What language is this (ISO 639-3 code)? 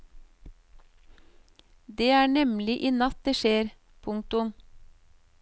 nor